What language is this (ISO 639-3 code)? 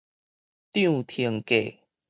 nan